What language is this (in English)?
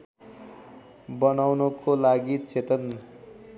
Nepali